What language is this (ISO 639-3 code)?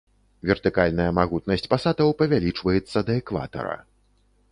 bel